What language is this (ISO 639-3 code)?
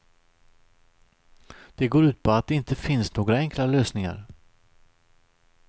swe